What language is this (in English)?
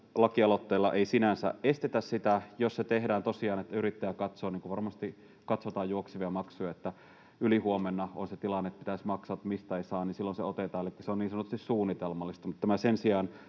Finnish